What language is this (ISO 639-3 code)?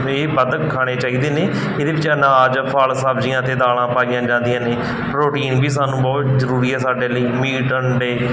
pan